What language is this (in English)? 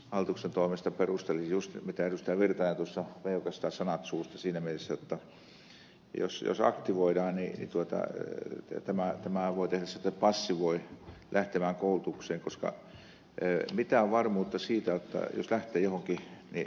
Finnish